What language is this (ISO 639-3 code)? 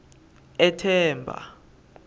ssw